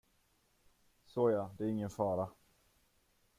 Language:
Swedish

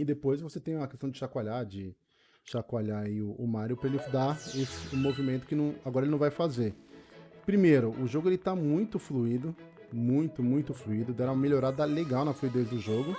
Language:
Portuguese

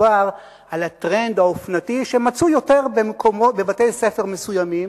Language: Hebrew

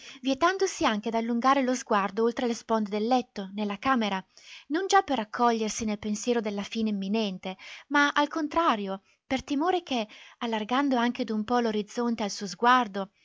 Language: Italian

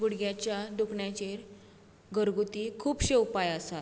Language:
Konkani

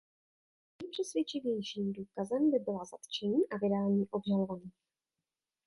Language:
Czech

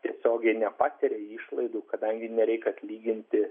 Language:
Lithuanian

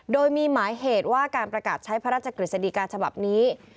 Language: Thai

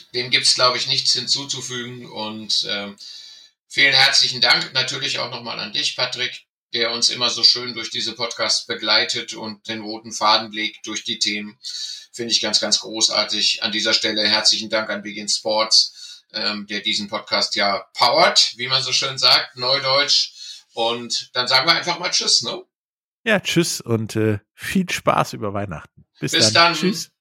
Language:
German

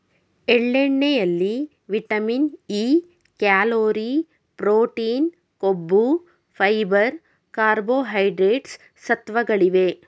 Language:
Kannada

